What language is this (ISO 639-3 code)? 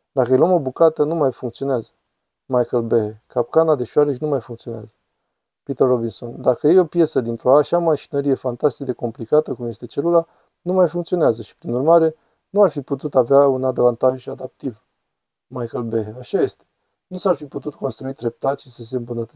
ron